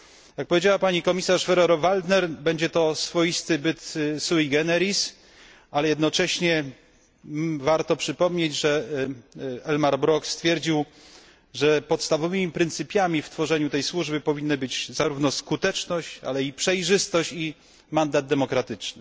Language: Polish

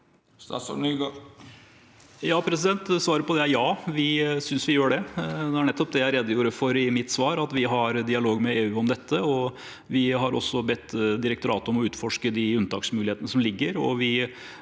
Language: Norwegian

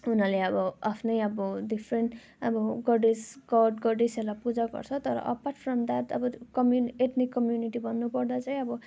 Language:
Nepali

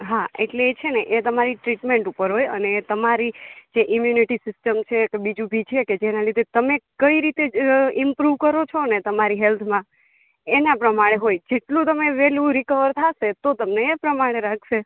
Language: Gujarati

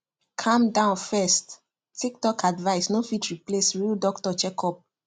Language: Nigerian Pidgin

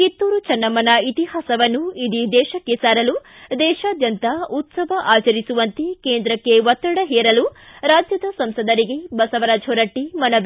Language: Kannada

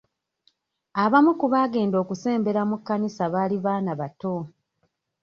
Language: Ganda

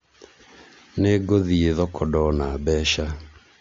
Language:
Kikuyu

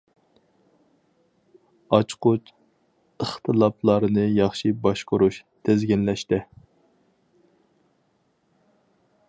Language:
Uyghur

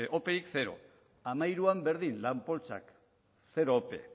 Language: Basque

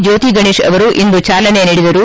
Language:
Kannada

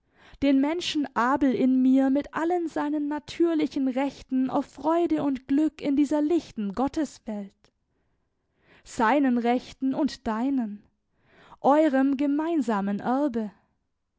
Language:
German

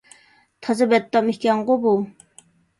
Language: Uyghur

